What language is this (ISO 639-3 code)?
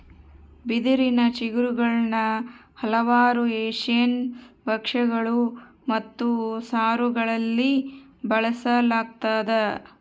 kan